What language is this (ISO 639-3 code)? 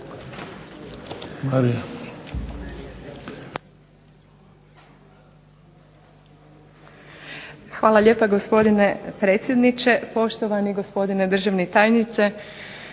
hrv